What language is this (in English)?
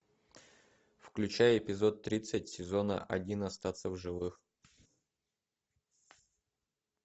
Russian